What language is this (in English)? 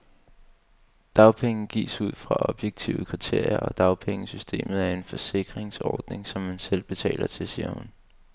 Danish